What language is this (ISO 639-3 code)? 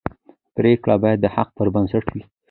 pus